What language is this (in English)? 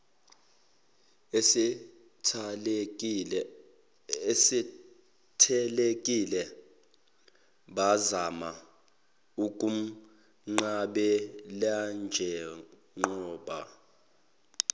Zulu